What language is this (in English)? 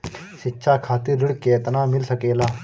Bhojpuri